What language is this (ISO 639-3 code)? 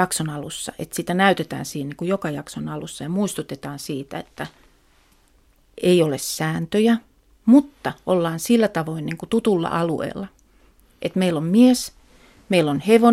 fin